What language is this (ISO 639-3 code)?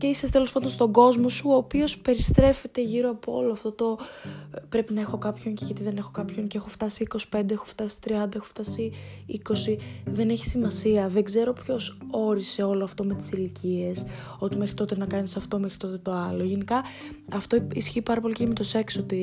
ell